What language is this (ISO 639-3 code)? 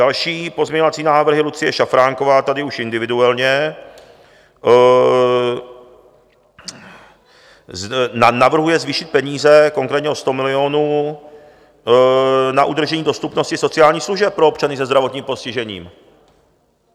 ces